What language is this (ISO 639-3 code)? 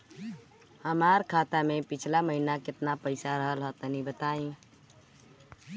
bho